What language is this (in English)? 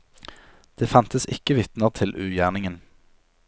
Norwegian